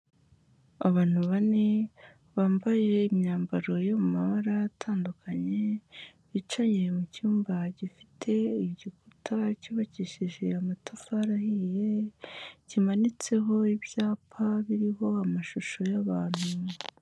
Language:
Kinyarwanda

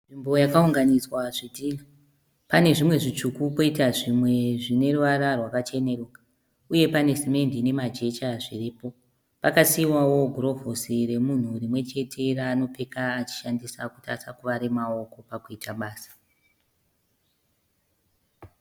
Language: Shona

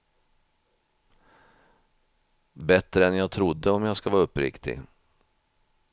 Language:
Swedish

